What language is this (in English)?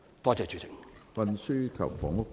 Cantonese